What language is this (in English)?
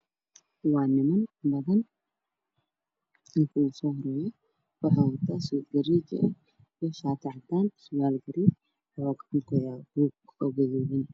Somali